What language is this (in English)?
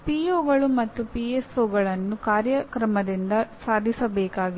Kannada